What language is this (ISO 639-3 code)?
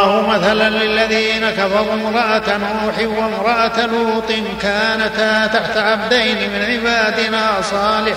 ara